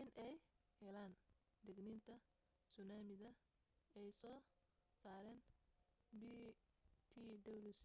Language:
Somali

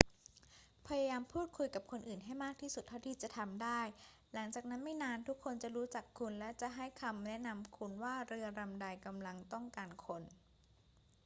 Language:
Thai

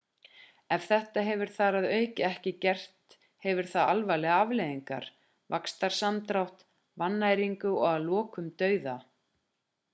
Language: Icelandic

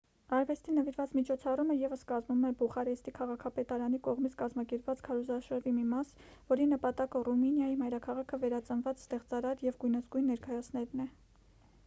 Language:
Armenian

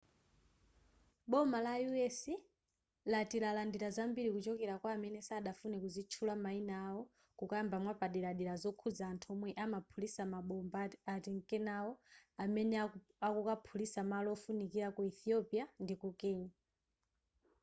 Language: Nyanja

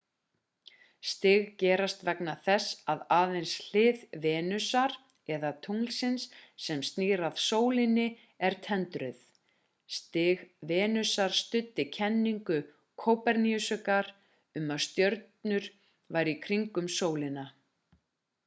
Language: Icelandic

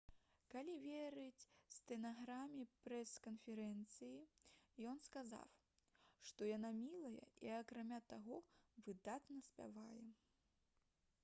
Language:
Belarusian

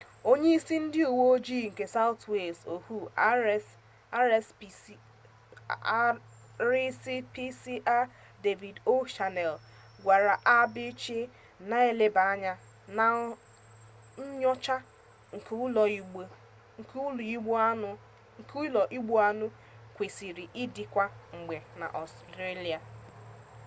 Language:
Igbo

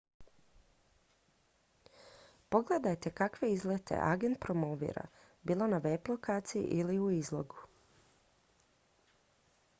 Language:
Croatian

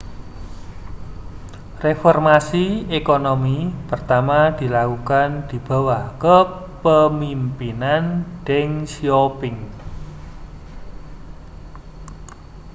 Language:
Indonesian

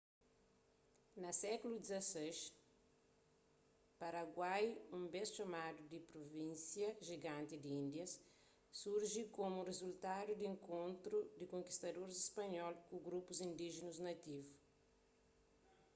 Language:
Kabuverdianu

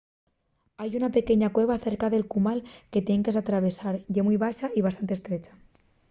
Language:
Asturian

